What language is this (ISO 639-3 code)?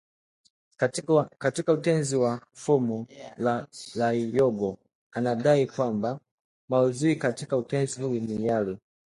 swa